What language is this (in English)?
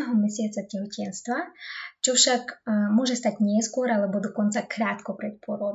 Slovak